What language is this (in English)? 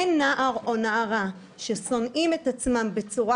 Hebrew